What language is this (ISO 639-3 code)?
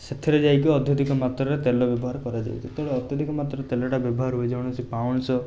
ori